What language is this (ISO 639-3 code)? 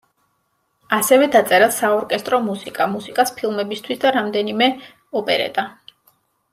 kat